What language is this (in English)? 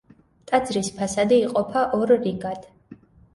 Georgian